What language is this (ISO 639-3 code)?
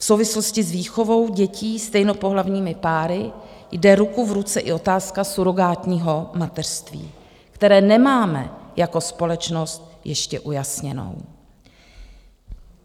ces